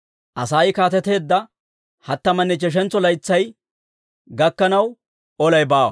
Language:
Dawro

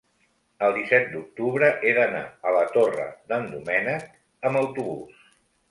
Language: Catalan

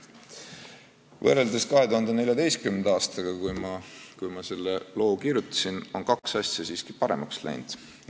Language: Estonian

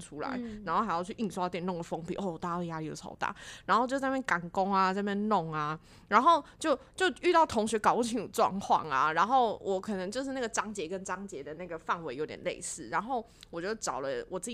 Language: Chinese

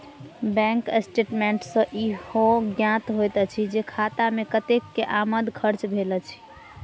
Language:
Maithili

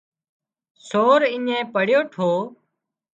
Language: Wadiyara Koli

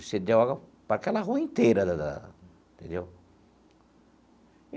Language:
Portuguese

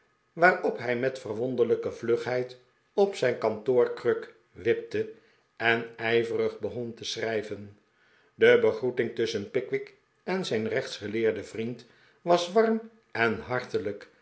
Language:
Dutch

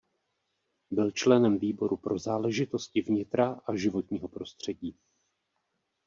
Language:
Czech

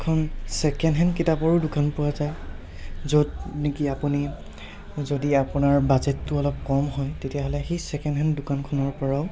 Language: Assamese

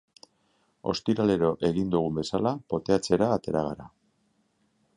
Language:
Basque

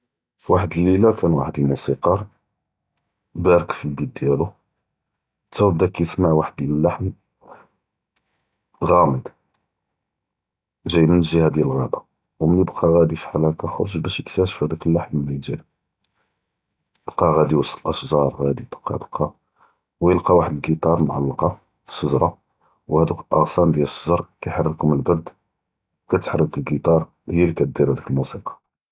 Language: Judeo-Arabic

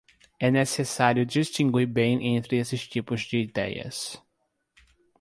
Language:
Portuguese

